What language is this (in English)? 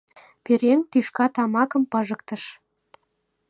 Mari